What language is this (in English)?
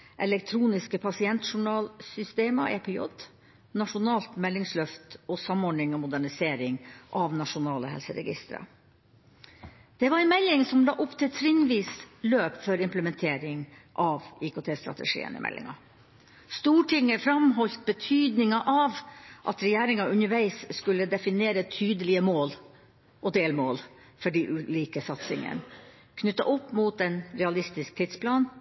Norwegian Bokmål